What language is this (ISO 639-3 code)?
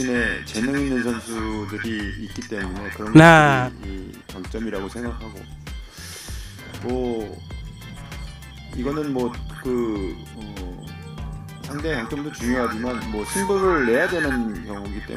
ind